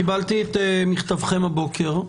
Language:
Hebrew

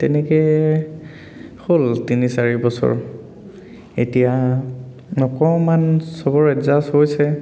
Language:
Assamese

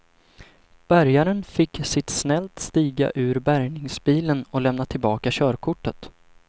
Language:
Swedish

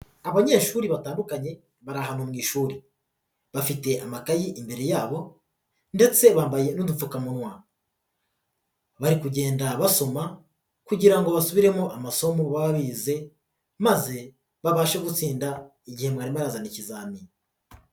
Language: Kinyarwanda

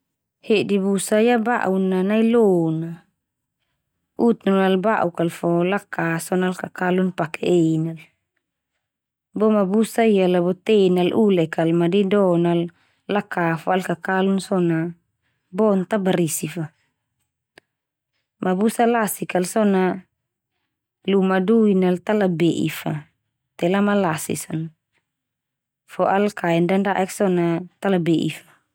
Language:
Termanu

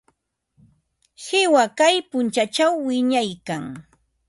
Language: Ambo-Pasco Quechua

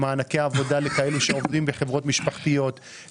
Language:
Hebrew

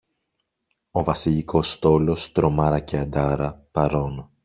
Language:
Greek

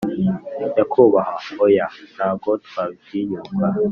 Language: Kinyarwanda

